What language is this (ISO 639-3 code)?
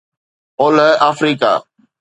snd